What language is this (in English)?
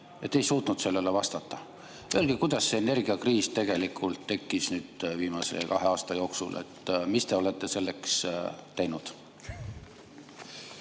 Estonian